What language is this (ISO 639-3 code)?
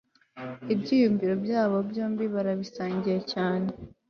kin